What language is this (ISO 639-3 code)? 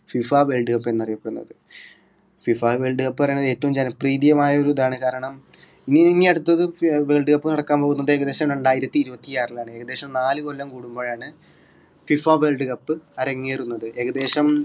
mal